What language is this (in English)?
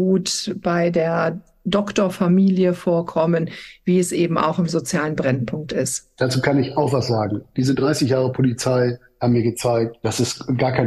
German